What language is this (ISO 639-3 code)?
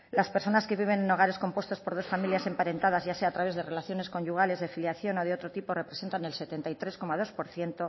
spa